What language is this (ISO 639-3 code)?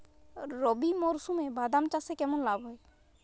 ben